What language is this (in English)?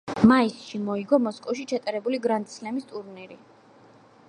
Georgian